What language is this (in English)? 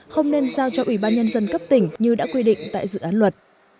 Vietnamese